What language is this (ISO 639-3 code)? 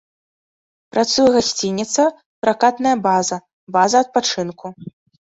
bel